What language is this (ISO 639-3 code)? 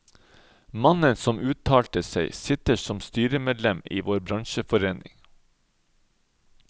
nor